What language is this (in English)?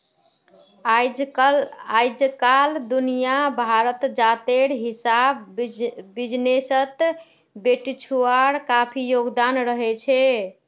Magahi